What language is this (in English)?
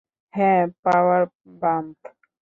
Bangla